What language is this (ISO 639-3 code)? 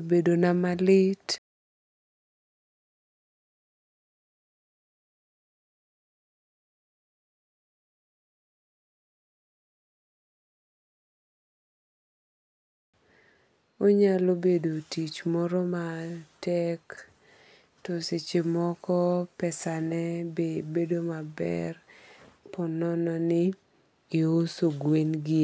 luo